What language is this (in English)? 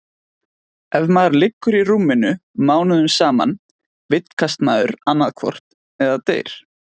Icelandic